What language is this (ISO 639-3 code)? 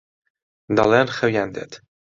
ckb